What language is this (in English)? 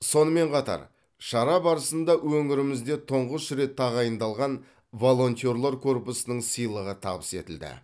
Kazakh